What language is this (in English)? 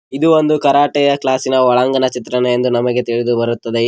Kannada